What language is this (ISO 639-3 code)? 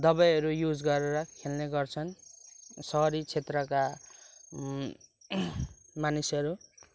nep